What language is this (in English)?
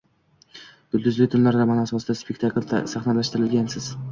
Uzbek